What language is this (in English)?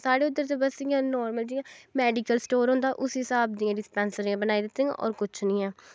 Dogri